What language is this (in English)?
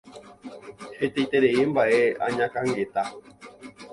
Guarani